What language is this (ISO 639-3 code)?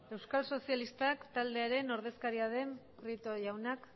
eus